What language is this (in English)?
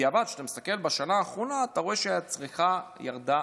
Hebrew